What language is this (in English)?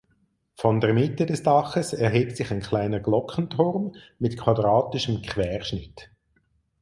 German